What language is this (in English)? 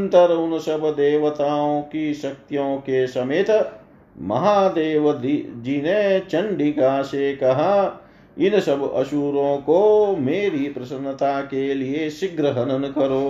Hindi